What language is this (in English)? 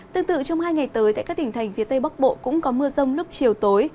Vietnamese